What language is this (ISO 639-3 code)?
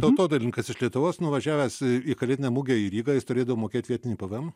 lit